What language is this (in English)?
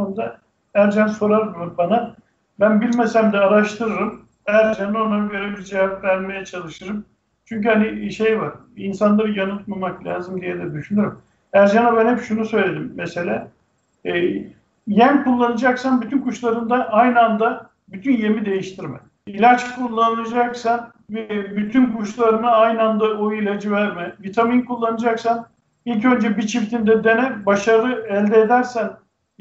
Turkish